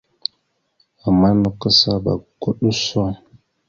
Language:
Mada (Cameroon)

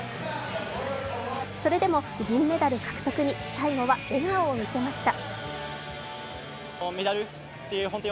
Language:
Japanese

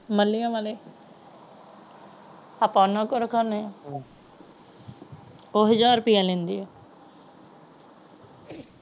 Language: Punjabi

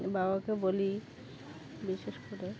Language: Bangla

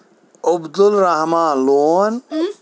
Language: Kashmiri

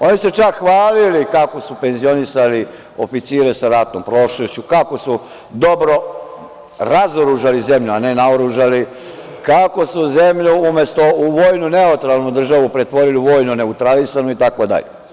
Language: Serbian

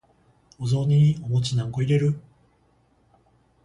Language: Japanese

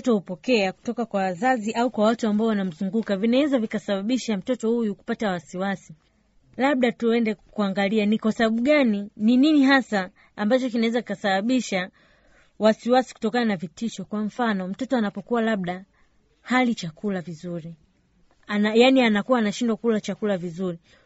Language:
Swahili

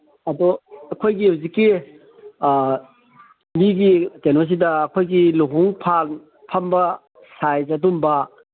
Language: Manipuri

